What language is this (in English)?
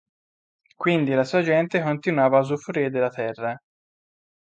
Italian